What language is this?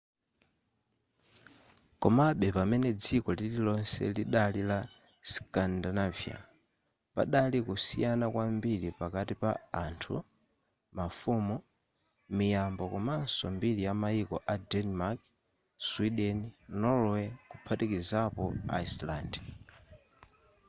Nyanja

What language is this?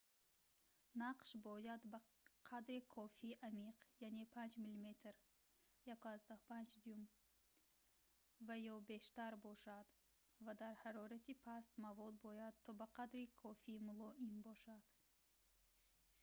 Tajik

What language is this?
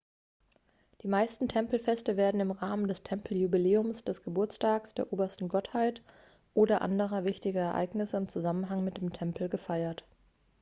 German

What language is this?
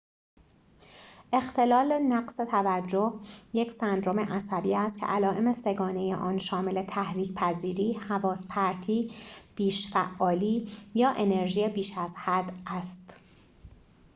Persian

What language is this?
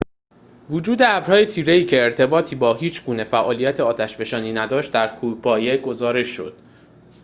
Persian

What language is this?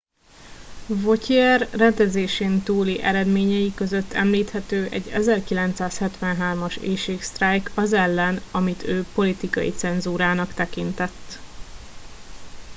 Hungarian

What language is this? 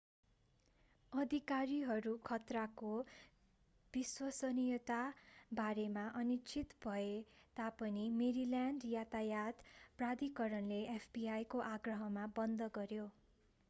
Nepali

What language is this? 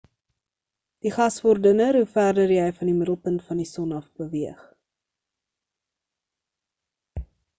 Afrikaans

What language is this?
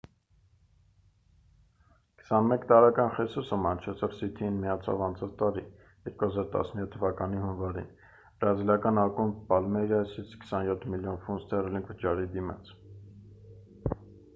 Armenian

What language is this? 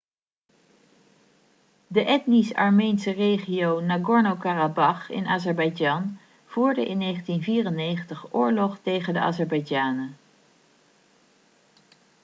Dutch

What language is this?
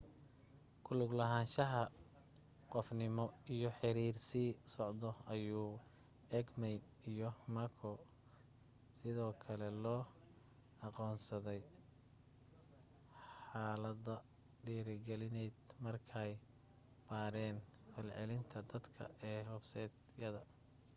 Somali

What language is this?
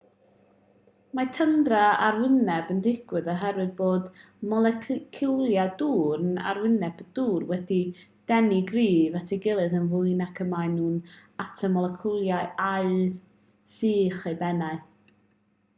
Welsh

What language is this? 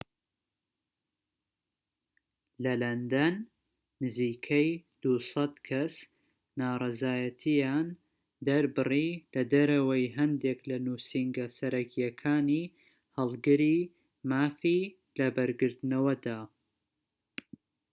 Central Kurdish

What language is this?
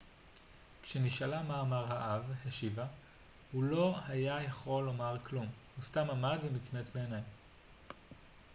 Hebrew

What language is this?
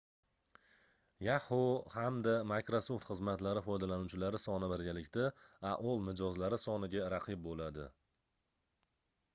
Uzbek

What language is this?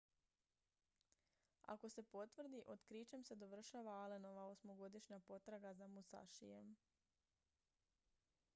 Croatian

